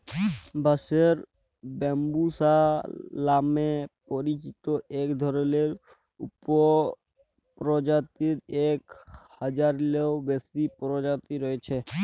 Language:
Bangla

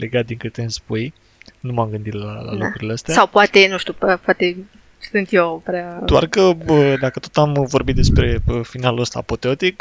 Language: Romanian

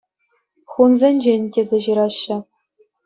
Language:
Chuvash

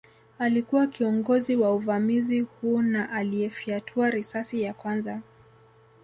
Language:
Swahili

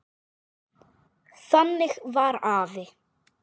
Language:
Icelandic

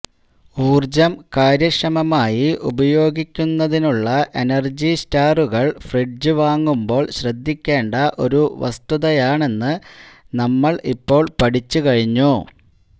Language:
Malayalam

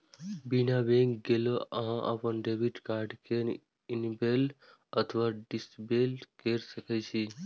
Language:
Maithili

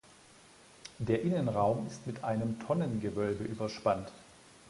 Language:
German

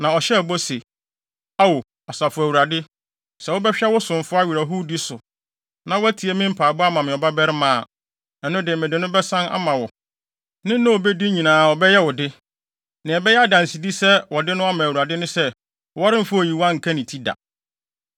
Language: Akan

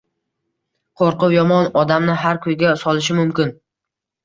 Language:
Uzbek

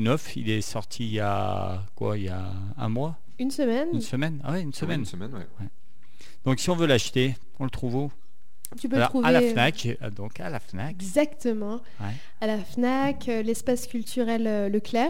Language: French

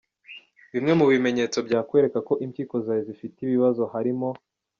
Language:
Kinyarwanda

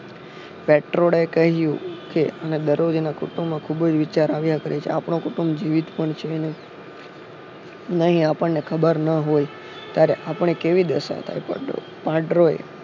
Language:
Gujarati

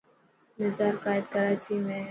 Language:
Dhatki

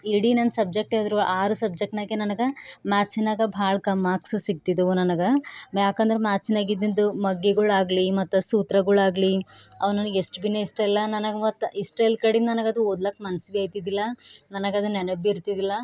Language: Kannada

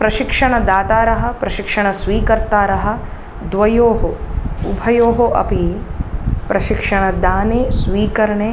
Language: Sanskrit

